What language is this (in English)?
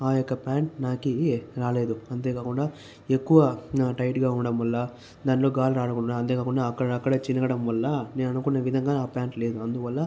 Telugu